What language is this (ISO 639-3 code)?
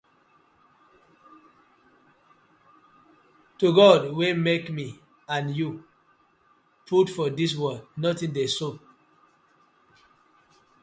pcm